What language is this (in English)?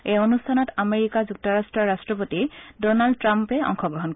Assamese